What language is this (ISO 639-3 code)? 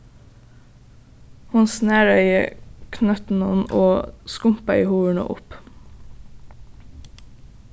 fao